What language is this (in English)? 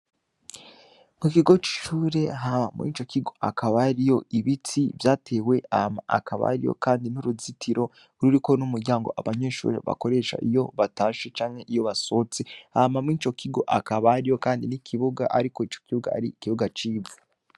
Rundi